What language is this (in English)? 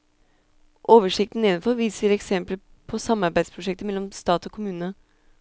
Norwegian